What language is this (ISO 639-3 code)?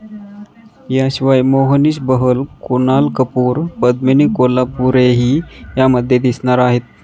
mar